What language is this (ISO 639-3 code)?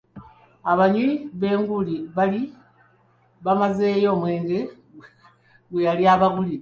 lug